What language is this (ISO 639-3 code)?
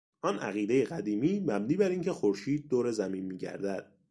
fas